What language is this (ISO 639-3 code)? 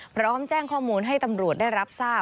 tha